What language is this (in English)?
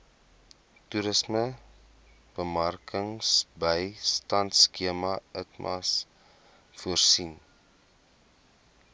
Afrikaans